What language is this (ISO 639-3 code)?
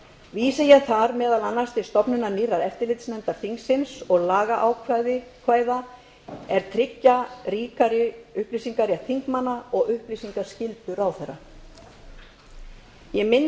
isl